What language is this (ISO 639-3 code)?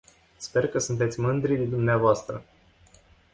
ron